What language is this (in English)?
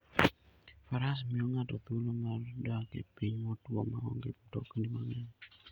Luo (Kenya and Tanzania)